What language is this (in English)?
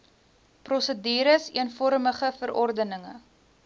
Afrikaans